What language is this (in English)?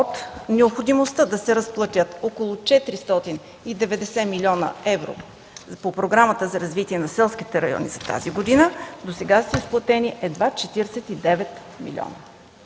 Bulgarian